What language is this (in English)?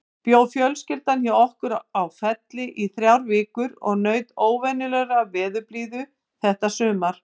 Icelandic